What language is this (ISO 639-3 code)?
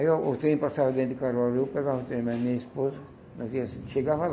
por